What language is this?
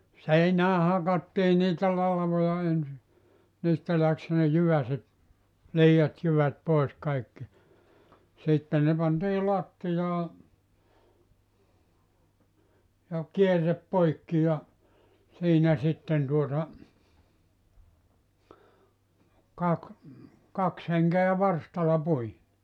Finnish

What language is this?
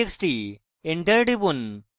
Bangla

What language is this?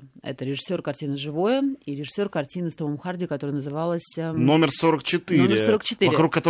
Russian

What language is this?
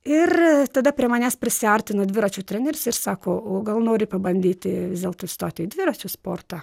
Lithuanian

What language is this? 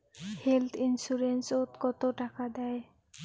Bangla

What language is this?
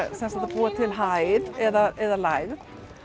Icelandic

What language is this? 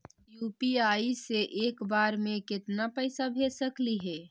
Magahi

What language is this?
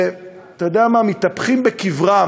Hebrew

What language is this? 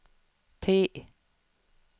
Swedish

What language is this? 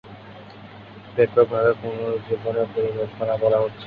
Bangla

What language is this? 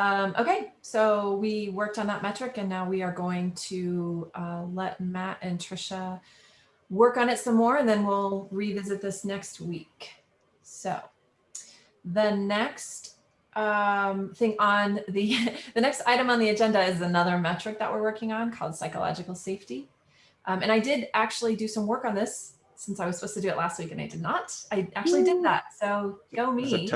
English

